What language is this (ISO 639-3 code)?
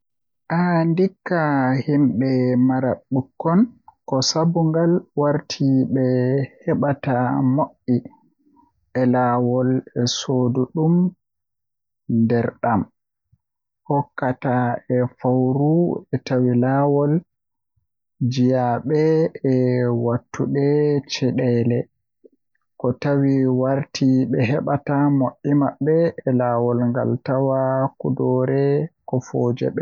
fuh